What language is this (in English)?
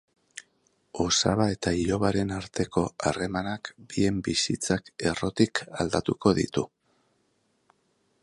Basque